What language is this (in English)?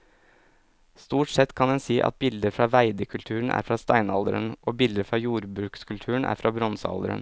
Norwegian